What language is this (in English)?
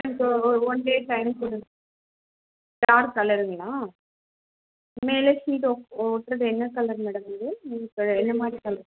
Tamil